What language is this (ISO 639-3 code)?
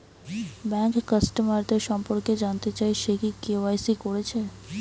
ben